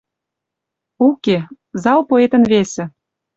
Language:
Western Mari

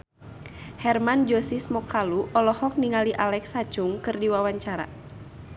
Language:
Sundanese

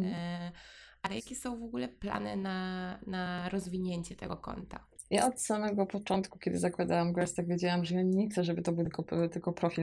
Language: Polish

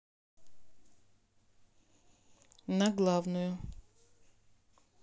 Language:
Russian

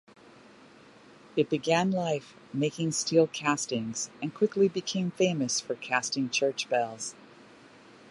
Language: English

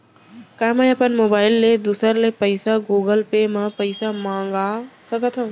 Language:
Chhattisgarhi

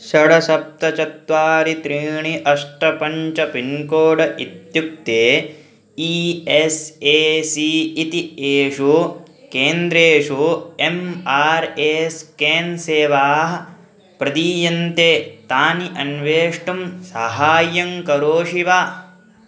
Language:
Sanskrit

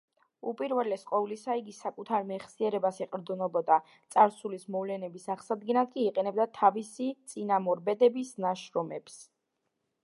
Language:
Georgian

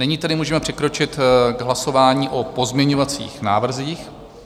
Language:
Czech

